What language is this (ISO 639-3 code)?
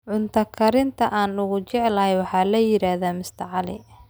som